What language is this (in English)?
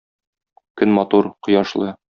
Tatar